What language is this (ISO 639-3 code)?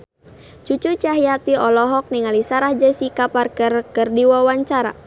sun